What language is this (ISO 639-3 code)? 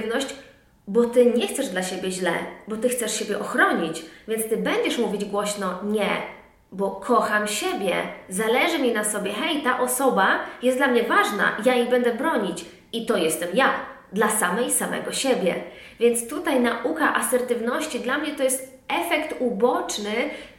pol